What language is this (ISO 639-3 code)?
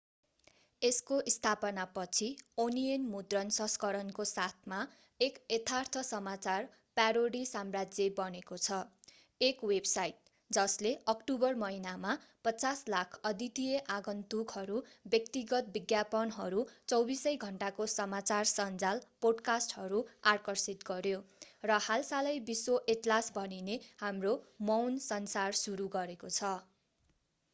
nep